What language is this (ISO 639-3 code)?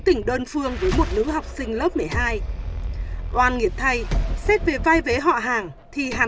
vie